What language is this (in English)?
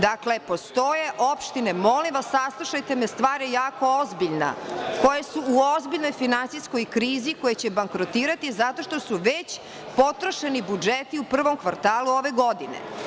Serbian